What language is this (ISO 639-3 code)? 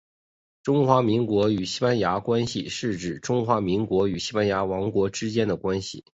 zho